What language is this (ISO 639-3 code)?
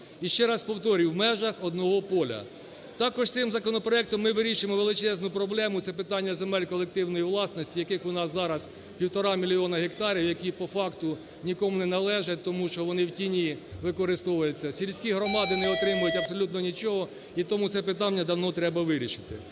ukr